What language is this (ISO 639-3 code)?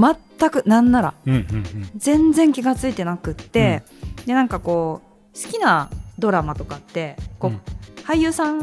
jpn